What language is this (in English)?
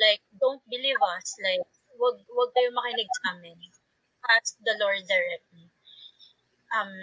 Filipino